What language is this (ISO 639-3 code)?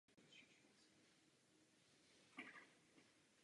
ces